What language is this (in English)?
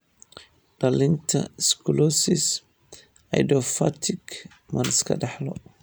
Somali